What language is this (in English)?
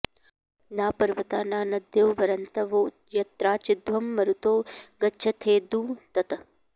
Sanskrit